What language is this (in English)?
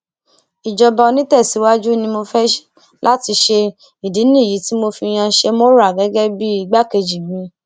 Yoruba